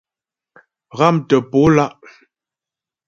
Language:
Ghomala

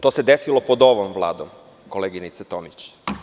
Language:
Serbian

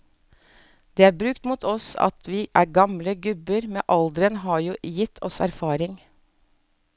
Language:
Norwegian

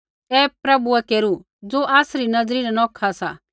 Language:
Kullu Pahari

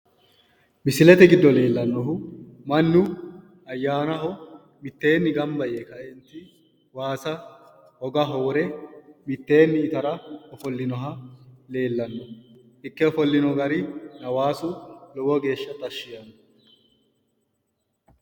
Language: Sidamo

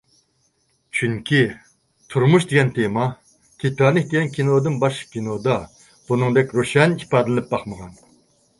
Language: Uyghur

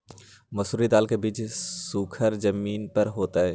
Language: Magahi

